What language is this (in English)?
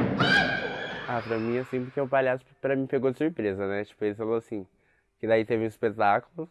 Portuguese